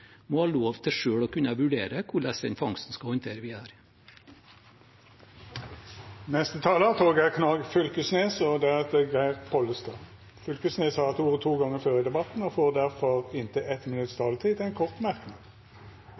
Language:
Norwegian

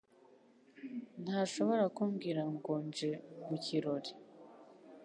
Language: Kinyarwanda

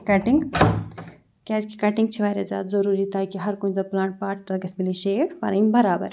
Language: Kashmiri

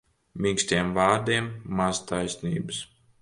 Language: Latvian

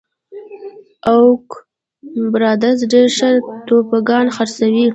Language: Pashto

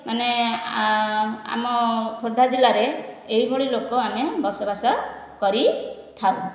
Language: Odia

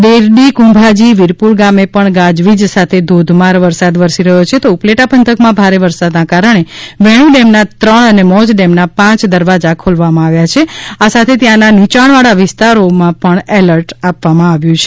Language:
Gujarati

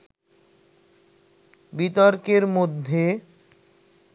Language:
Bangla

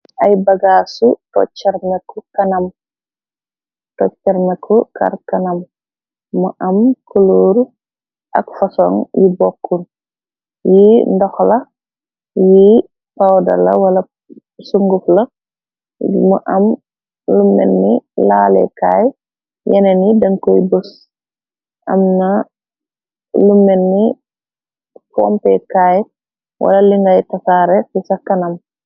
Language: Wolof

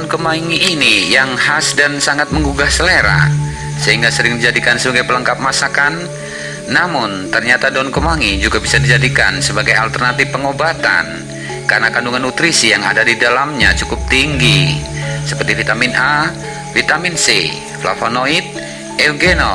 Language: Indonesian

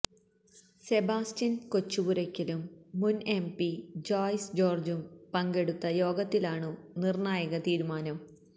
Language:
Malayalam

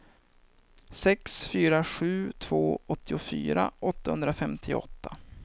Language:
Swedish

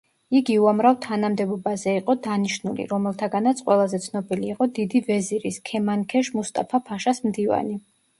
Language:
Georgian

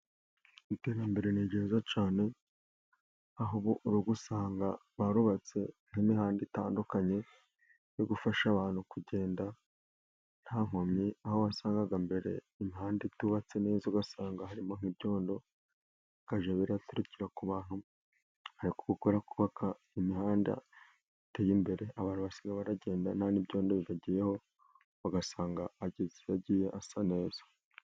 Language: Kinyarwanda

